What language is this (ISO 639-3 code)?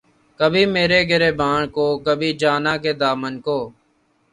urd